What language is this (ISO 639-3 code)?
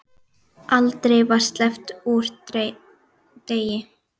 isl